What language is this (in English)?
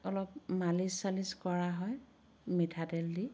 Assamese